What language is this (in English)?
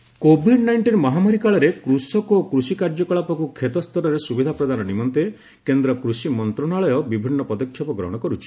Odia